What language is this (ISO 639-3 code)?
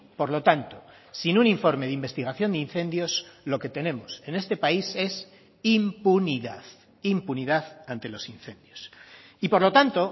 spa